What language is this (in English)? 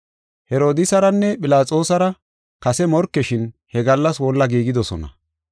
Gofa